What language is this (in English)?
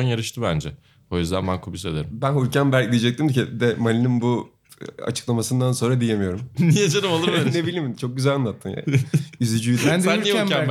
Turkish